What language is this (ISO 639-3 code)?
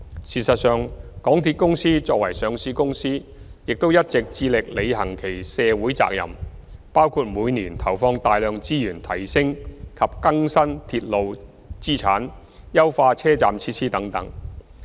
yue